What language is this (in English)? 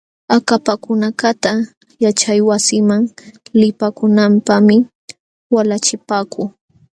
Jauja Wanca Quechua